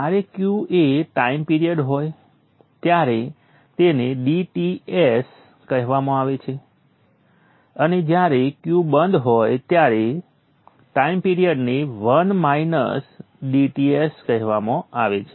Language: Gujarati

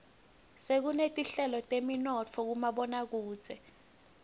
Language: Swati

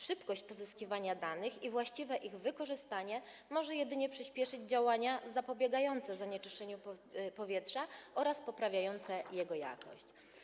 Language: Polish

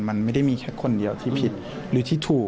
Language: Thai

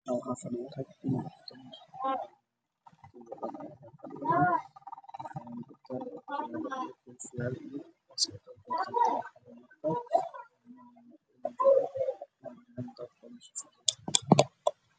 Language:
Somali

